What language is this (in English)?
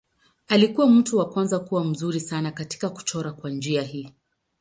Swahili